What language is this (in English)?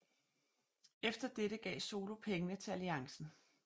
Danish